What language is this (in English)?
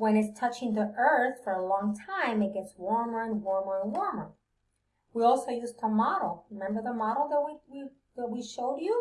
English